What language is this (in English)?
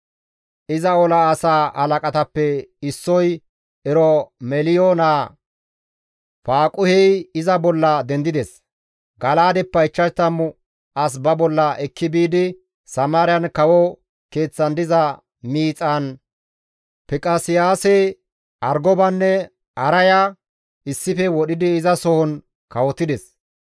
Gamo